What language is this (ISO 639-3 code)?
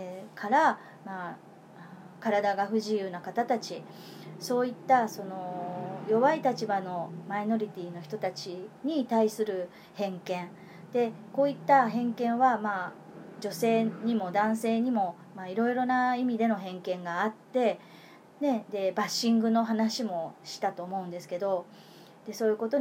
jpn